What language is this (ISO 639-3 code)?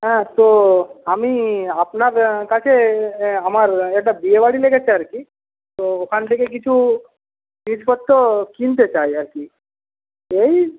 ben